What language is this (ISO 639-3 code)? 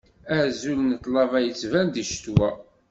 kab